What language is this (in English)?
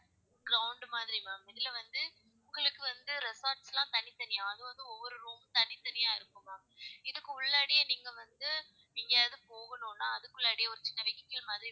Tamil